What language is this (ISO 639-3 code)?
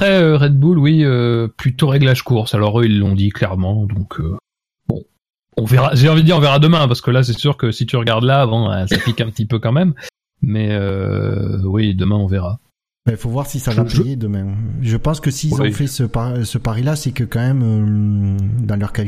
fra